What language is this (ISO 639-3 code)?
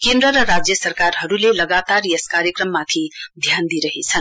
nep